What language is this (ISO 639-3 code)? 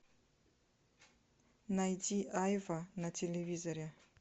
rus